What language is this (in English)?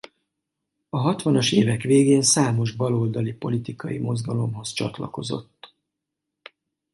Hungarian